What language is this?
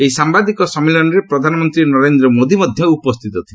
Odia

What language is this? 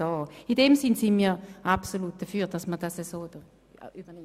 Swiss German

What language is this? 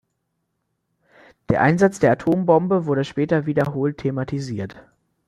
German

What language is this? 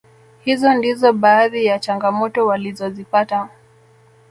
Swahili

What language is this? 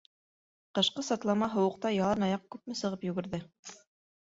Bashkir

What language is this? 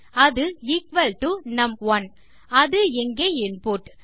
Tamil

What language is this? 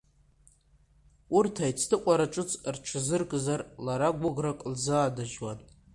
Abkhazian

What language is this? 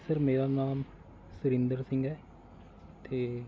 Punjabi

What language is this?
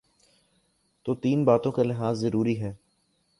Urdu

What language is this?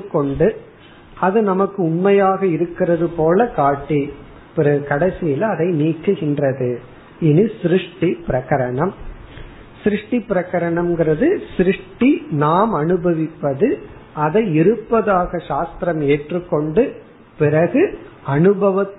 Tamil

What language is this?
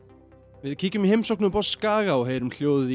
Icelandic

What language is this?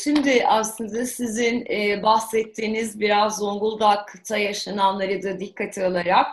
Turkish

